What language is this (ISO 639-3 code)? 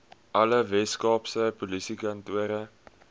afr